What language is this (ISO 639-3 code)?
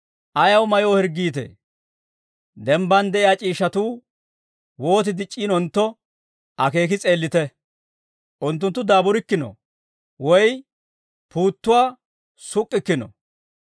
dwr